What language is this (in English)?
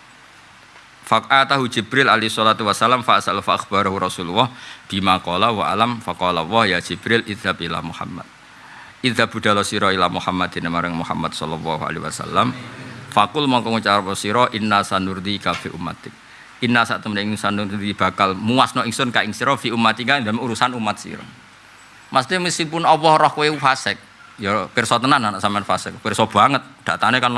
Indonesian